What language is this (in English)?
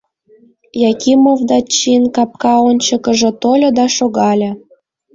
Mari